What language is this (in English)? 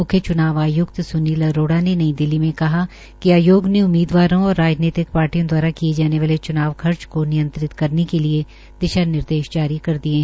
Hindi